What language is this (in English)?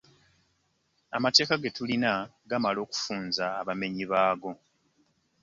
Ganda